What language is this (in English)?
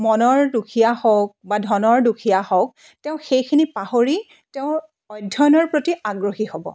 Assamese